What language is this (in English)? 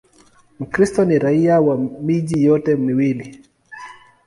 Swahili